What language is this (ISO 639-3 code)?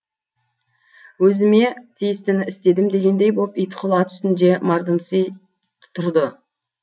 kaz